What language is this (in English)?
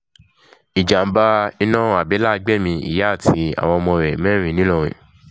Yoruba